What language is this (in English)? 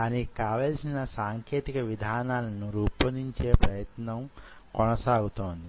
Telugu